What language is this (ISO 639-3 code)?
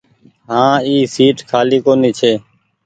gig